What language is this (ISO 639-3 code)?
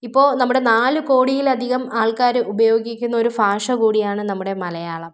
mal